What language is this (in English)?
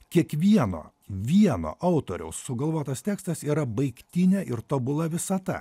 Lithuanian